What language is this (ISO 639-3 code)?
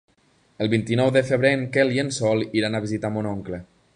cat